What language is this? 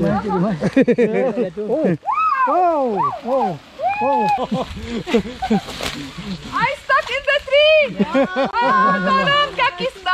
Malay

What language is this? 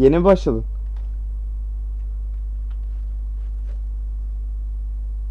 Turkish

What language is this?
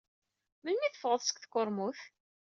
Kabyle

